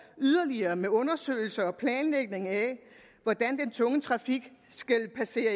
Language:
Danish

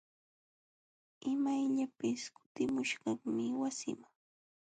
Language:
Jauja Wanca Quechua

